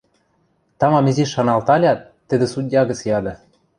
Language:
Western Mari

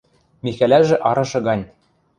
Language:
Western Mari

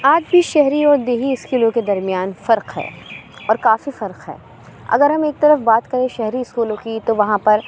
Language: Urdu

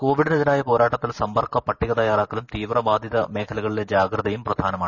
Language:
Malayalam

